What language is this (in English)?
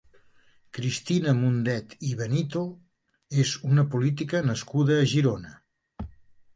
Catalan